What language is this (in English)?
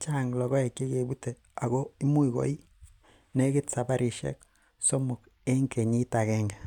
Kalenjin